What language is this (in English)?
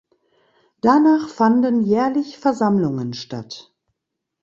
German